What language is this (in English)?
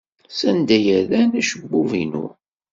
Kabyle